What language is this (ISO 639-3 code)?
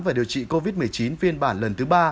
vie